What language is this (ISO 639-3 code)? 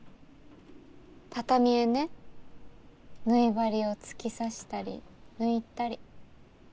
jpn